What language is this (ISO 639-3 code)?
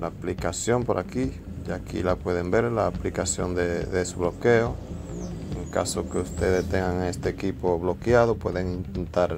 spa